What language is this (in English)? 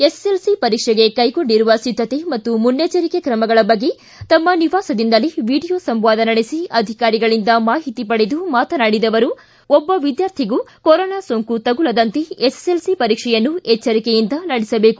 Kannada